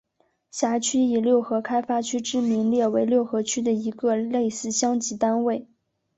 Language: Chinese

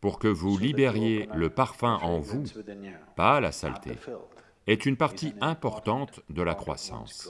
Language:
French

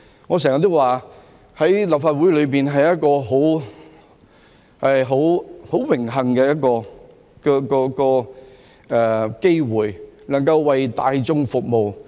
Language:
Cantonese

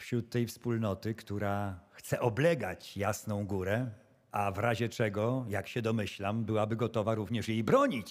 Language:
Polish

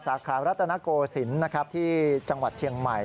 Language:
Thai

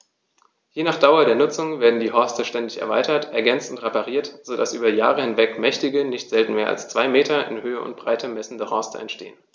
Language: German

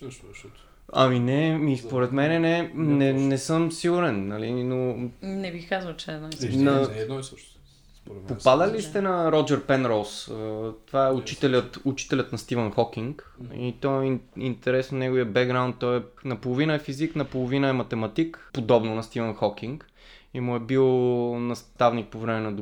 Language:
Bulgarian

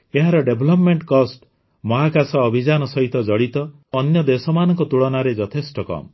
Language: Odia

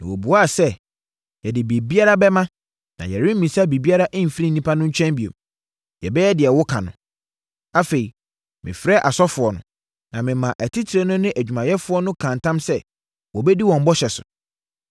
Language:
Akan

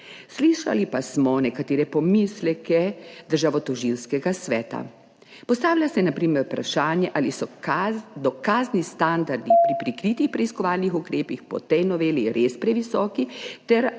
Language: Slovenian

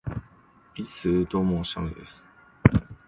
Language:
Japanese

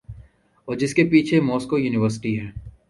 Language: Urdu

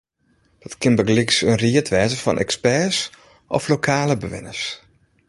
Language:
Western Frisian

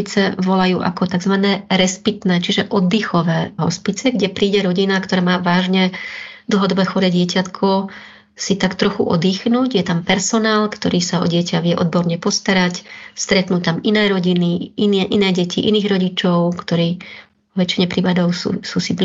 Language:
Slovak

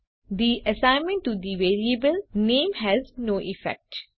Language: Gujarati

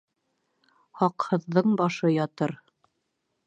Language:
Bashkir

